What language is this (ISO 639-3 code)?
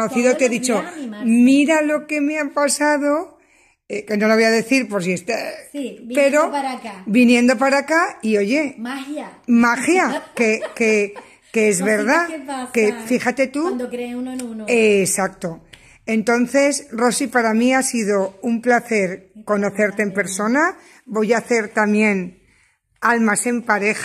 spa